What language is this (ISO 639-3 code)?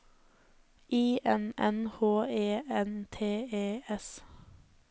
nor